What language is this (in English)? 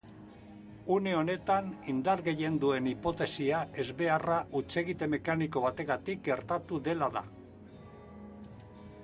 Basque